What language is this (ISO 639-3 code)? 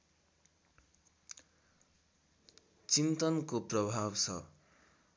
nep